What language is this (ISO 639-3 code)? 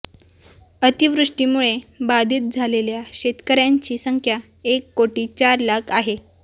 mar